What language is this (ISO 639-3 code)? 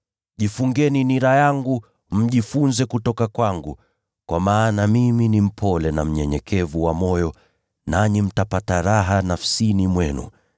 swa